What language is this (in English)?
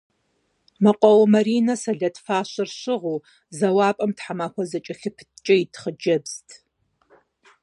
Kabardian